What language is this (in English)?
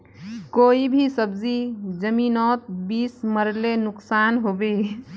Magahi